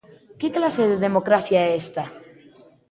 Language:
Galician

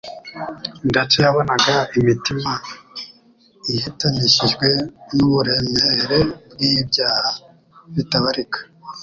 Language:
Kinyarwanda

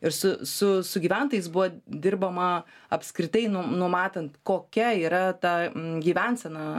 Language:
Lithuanian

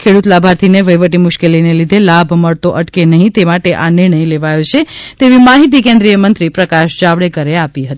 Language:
Gujarati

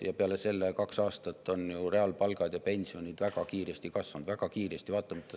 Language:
Estonian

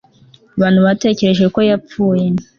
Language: Kinyarwanda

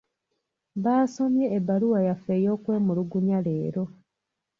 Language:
Ganda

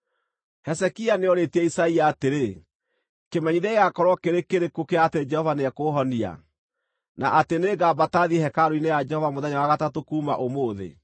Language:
Kikuyu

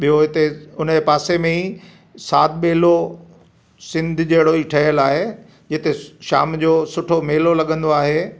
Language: Sindhi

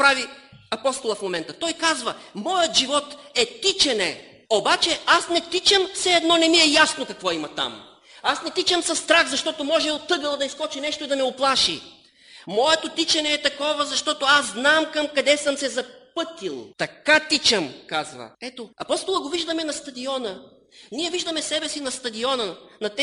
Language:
Bulgarian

